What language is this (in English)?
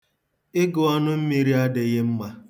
Igbo